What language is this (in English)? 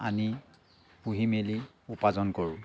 Assamese